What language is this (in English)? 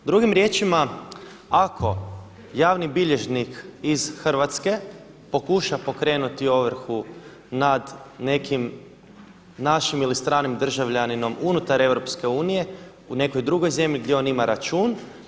Croatian